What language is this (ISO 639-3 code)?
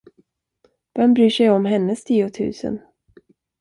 swe